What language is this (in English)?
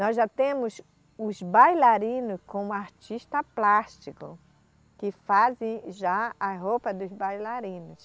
Portuguese